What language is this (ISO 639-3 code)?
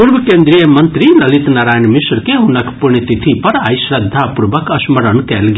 mai